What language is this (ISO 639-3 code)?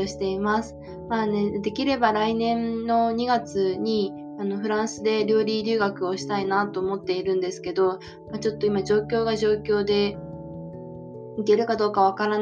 jpn